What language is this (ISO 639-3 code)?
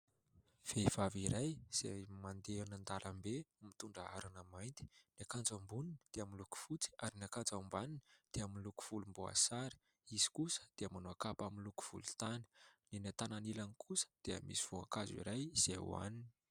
mlg